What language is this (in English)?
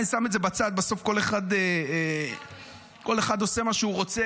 Hebrew